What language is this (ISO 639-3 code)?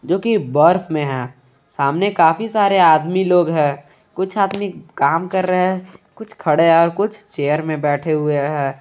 hin